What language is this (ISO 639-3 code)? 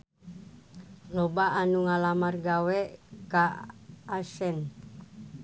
sun